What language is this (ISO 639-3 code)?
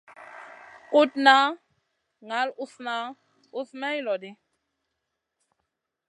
mcn